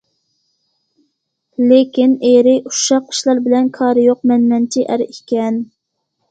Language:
Uyghur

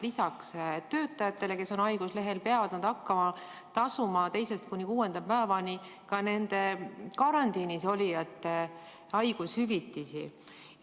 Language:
Estonian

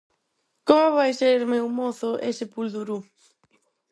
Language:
Galician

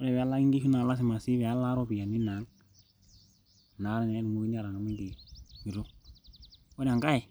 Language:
Masai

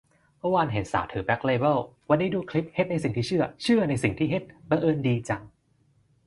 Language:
Thai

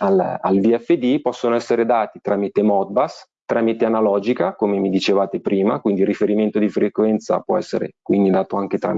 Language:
Italian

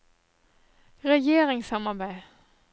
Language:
Norwegian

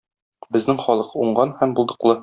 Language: Tatar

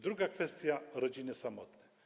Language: Polish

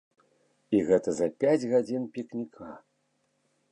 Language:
Belarusian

